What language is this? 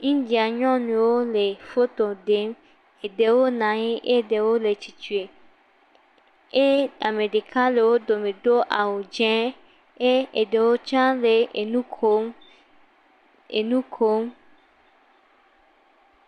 Ewe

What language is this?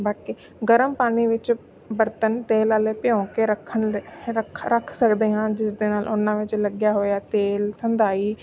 Punjabi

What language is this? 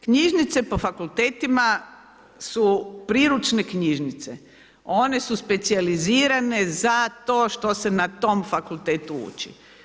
Croatian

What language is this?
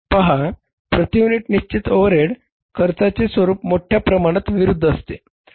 Marathi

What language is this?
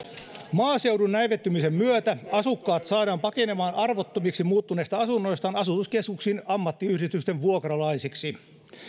Finnish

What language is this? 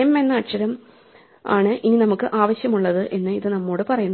Malayalam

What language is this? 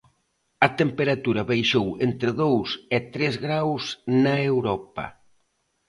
Galician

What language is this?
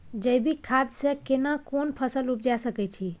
Maithili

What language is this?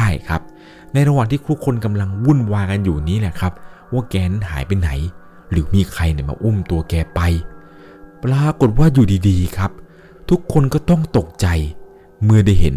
Thai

